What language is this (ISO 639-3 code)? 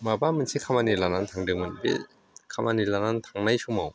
brx